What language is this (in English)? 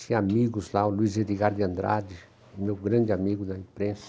Portuguese